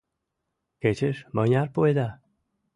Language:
Mari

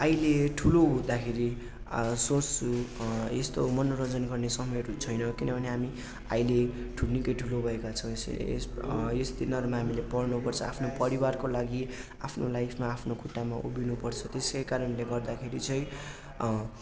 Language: Nepali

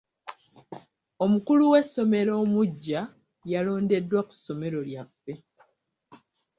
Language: Ganda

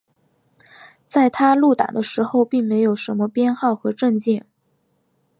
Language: Chinese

